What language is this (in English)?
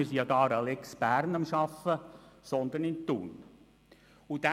Swiss German